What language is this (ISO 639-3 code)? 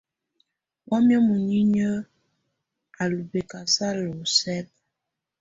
tvu